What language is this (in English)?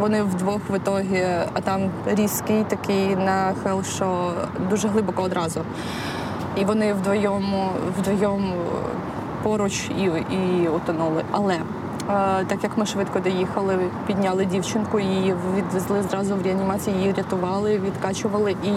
Ukrainian